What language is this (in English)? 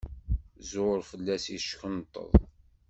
Kabyle